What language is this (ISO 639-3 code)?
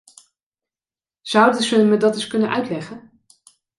nld